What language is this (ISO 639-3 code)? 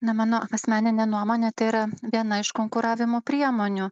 lit